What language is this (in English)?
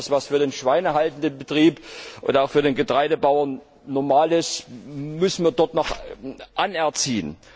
German